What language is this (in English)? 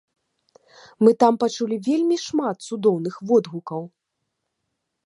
Belarusian